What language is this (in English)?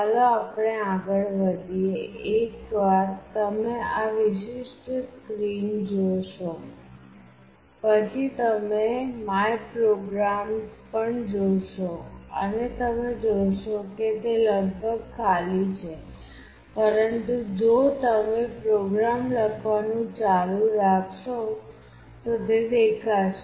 Gujarati